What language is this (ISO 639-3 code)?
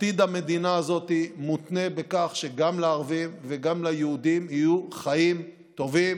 heb